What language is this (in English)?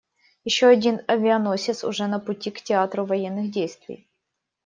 Russian